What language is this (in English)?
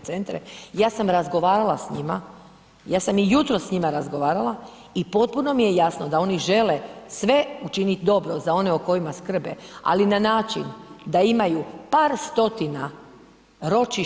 Croatian